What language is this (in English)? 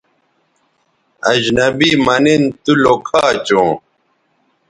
Bateri